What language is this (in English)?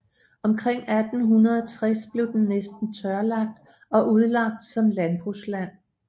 Danish